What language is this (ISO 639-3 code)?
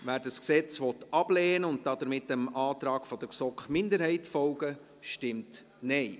gsw